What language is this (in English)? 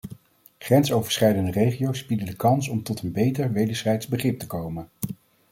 Dutch